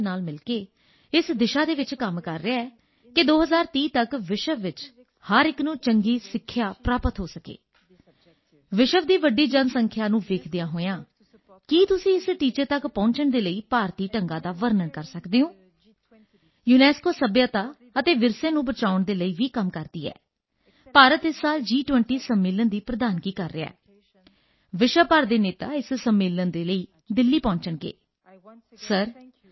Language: Punjabi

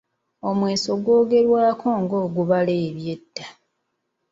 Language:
Ganda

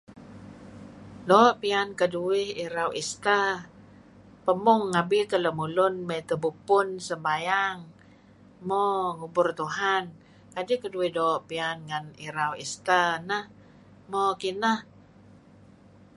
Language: Kelabit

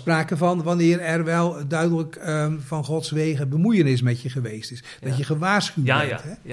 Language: Dutch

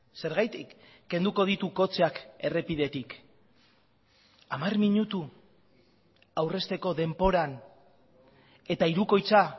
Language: Basque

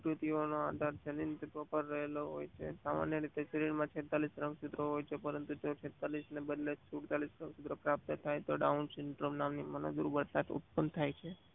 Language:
Gujarati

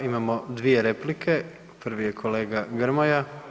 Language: Croatian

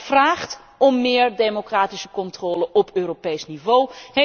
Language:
Dutch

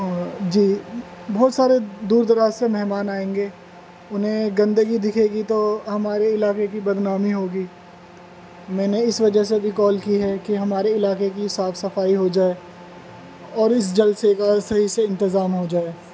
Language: Urdu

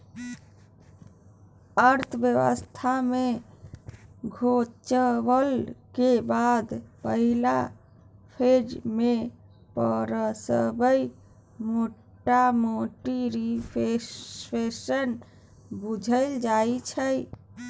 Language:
Maithili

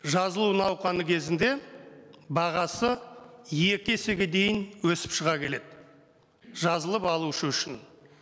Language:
Kazakh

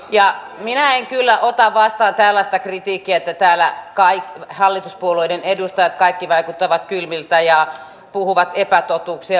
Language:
Finnish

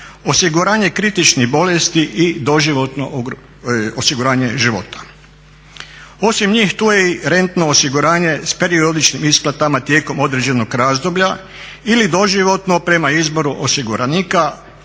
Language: Croatian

